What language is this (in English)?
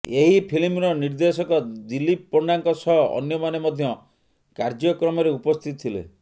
Odia